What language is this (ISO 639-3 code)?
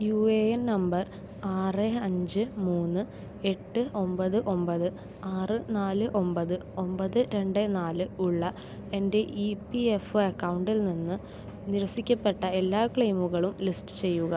mal